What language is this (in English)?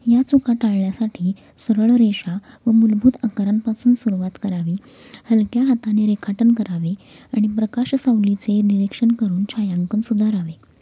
Marathi